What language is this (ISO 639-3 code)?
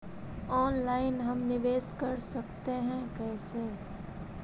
mag